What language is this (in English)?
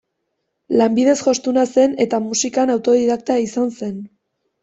Basque